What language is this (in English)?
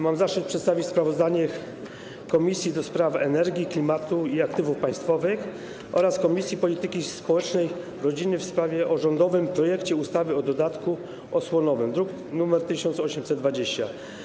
Polish